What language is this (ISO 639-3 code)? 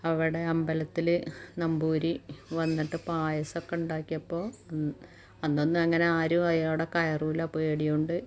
mal